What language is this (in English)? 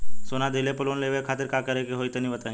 Bhojpuri